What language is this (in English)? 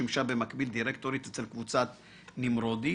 Hebrew